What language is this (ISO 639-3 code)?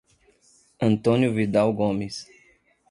por